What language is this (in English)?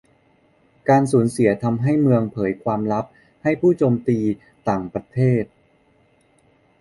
Thai